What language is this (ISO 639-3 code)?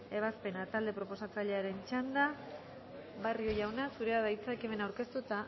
eus